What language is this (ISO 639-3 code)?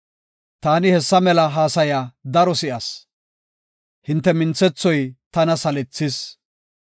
gof